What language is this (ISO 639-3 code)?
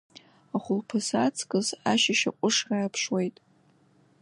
abk